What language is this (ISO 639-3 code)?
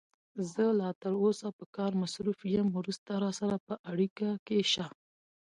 pus